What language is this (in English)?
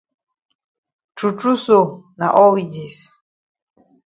Cameroon Pidgin